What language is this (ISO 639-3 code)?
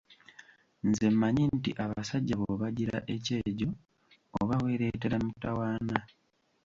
lug